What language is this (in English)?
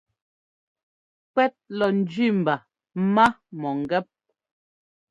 Ngomba